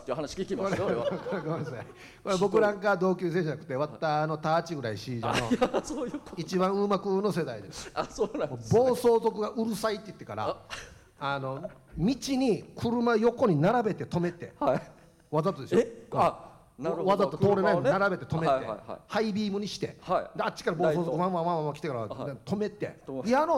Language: Japanese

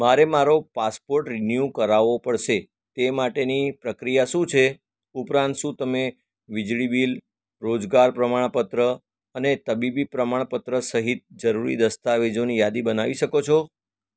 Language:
Gujarati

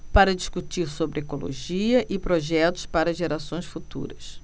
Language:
Portuguese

